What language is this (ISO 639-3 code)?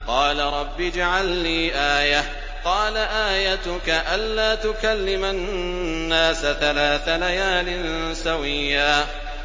ara